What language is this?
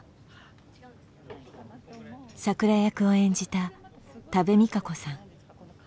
Japanese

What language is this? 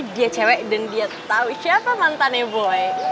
Indonesian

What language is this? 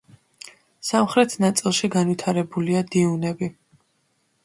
Georgian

